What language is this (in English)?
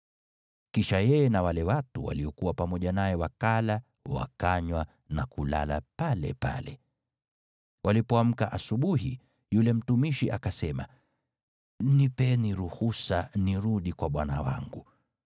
Swahili